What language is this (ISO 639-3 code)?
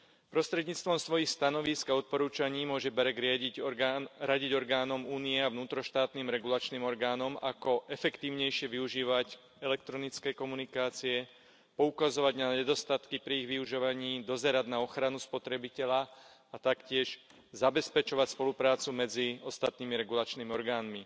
slk